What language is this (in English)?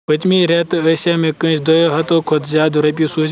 Kashmiri